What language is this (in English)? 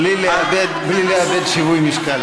Hebrew